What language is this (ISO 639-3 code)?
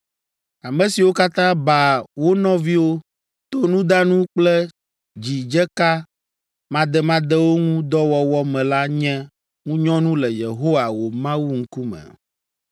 ewe